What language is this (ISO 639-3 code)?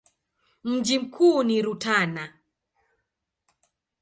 swa